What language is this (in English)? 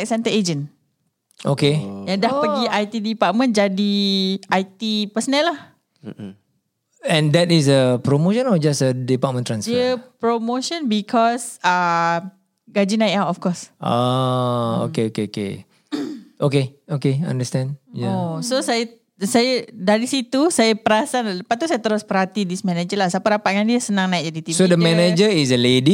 Malay